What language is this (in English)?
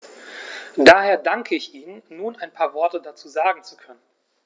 German